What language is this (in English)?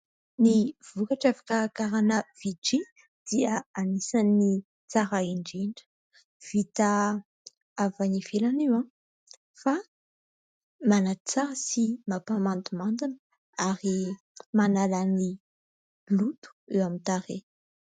Malagasy